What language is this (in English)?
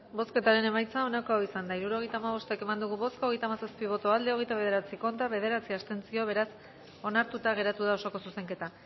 Basque